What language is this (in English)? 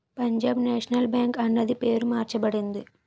Telugu